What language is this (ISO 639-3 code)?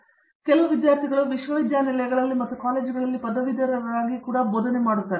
kan